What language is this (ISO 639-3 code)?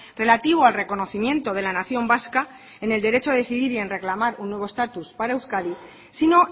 spa